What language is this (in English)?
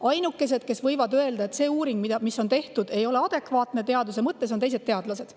Estonian